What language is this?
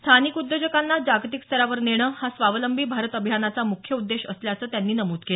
Marathi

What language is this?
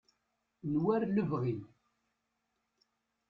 Kabyle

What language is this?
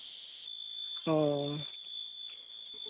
Santali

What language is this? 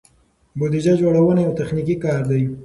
Pashto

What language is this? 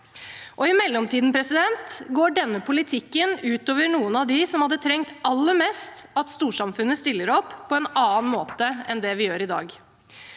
Norwegian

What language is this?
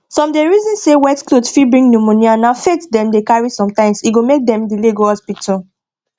Nigerian Pidgin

